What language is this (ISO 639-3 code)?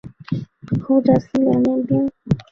zho